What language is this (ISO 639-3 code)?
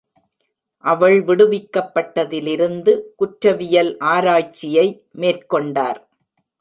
tam